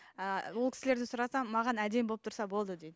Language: Kazakh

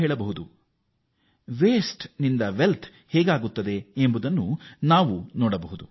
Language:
Kannada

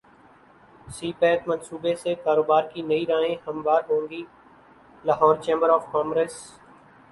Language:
Urdu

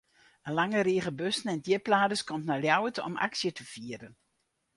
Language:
Western Frisian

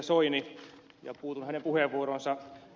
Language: Finnish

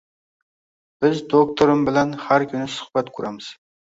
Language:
Uzbek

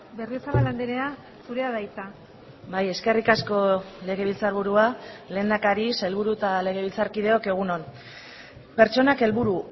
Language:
Basque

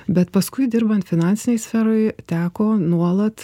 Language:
Lithuanian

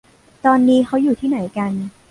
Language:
Thai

